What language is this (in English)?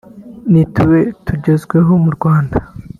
Kinyarwanda